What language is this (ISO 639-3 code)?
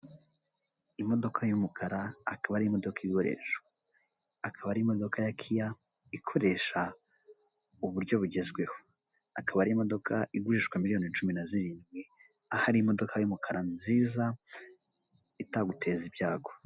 kin